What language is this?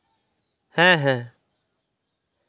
Santali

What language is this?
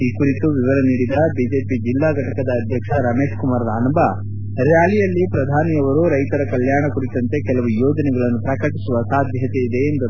Kannada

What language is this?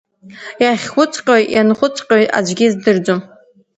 Abkhazian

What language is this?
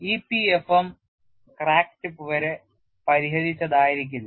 Malayalam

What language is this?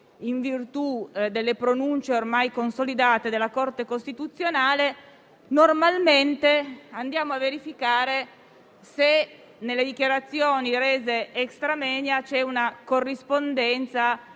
Italian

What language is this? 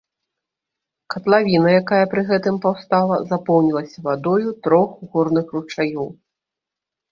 Belarusian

